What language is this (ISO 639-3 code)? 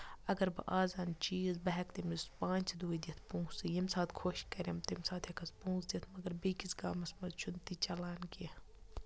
kas